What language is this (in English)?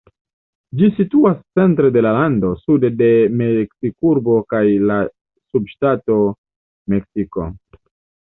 Esperanto